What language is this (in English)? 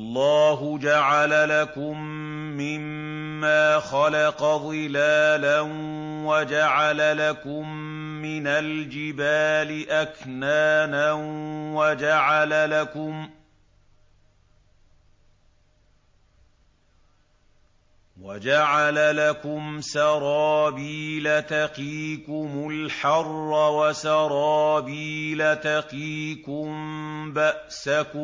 Arabic